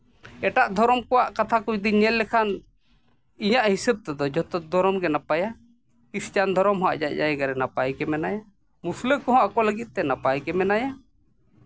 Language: Santali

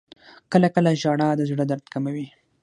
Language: Pashto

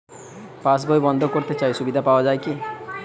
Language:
Bangla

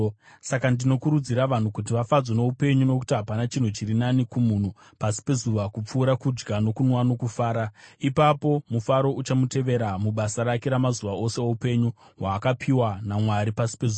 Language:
Shona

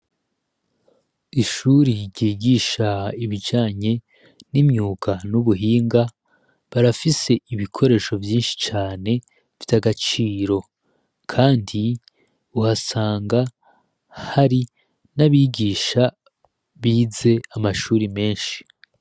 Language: Rundi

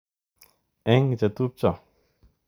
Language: Kalenjin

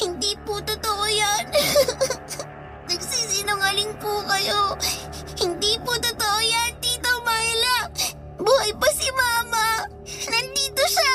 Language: Filipino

